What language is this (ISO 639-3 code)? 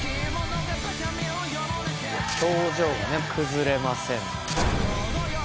jpn